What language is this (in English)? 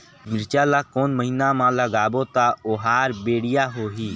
Chhattisgarhi